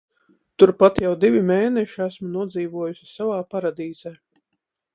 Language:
Latvian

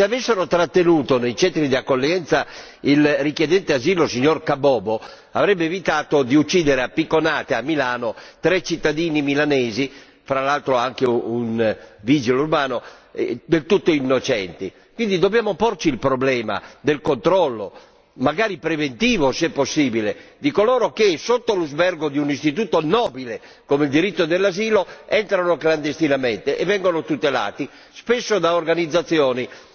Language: Italian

